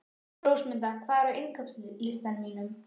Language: Icelandic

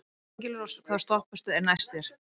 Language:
Icelandic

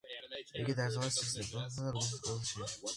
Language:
Georgian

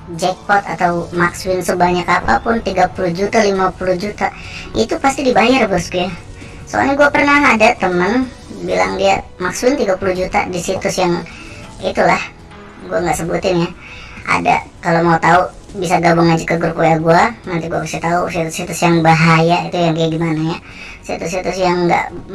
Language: Indonesian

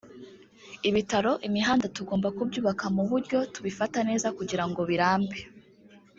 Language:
Kinyarwanda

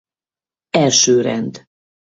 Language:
Hungarian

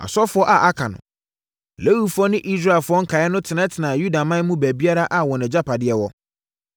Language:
Akan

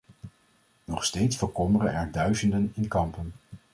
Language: Dutch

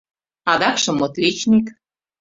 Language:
Mari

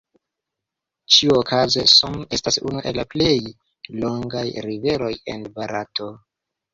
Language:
Esperanto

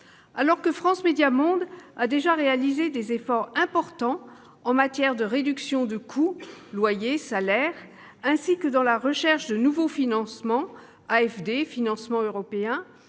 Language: French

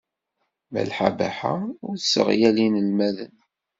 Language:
Kabyle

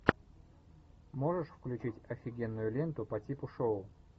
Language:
Russian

